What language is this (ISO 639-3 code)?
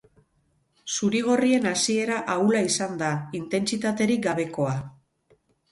eus